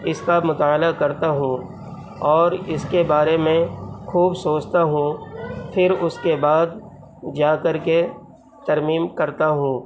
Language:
Urdu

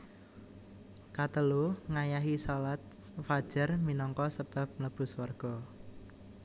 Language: Javanese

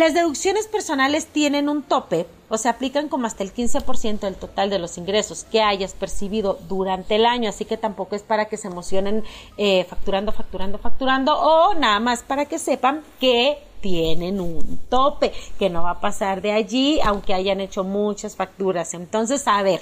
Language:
Spanish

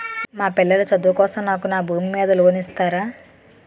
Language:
Telugu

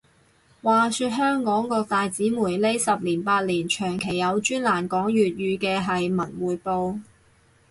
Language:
Cantonese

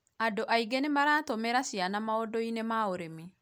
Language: Kikuyu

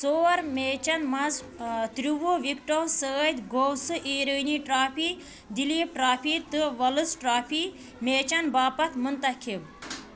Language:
Kashmiri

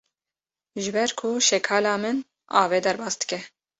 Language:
Kurdish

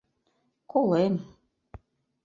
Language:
Mari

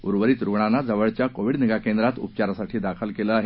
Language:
Marathi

